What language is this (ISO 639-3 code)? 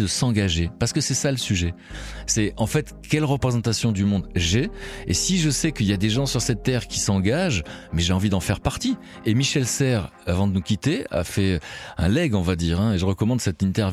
fra